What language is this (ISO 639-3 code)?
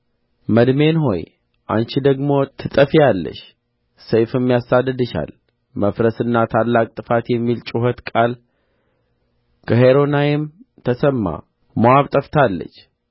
amh